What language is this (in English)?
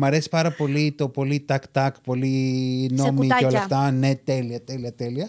Greek